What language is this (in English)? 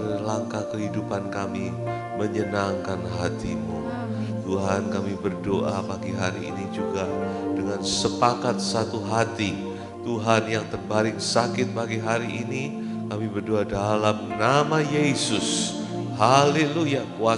Indonesian